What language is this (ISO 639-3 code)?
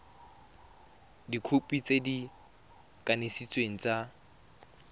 tsn